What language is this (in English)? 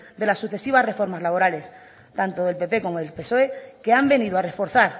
Spanish